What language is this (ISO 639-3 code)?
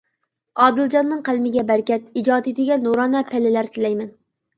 uig